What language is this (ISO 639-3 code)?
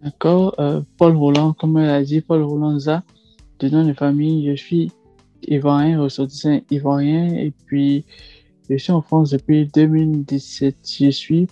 fra